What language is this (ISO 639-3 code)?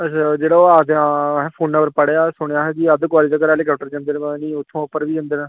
doi